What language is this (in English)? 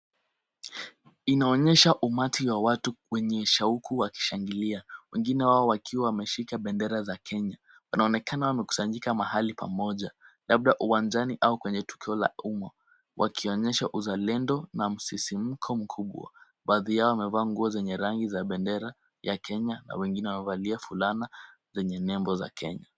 Swahili